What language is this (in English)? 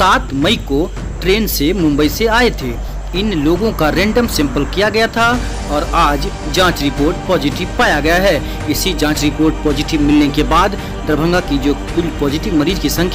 Hindi